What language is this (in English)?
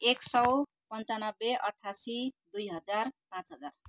Nepali